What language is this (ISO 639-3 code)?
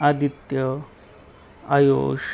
mar